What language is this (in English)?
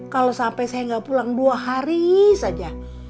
Indonesian